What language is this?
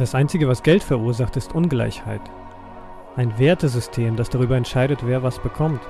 German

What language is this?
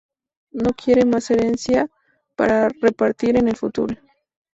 Spanish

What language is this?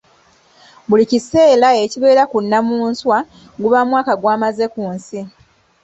Ganda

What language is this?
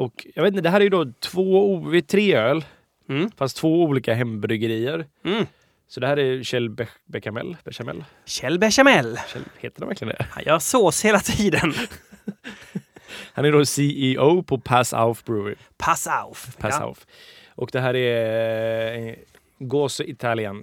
Swedish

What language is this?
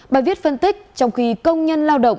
Vietnamese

